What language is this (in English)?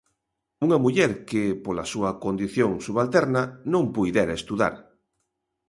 Galician